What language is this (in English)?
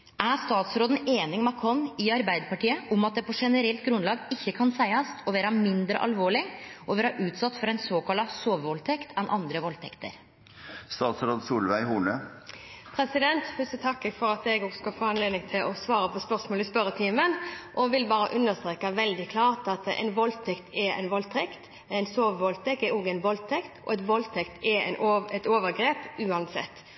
Norwegian